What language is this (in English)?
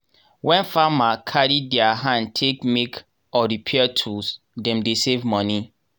Nigerian Pidgin